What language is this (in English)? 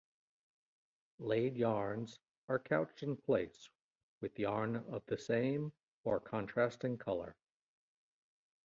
English